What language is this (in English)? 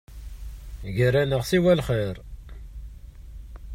Kabyle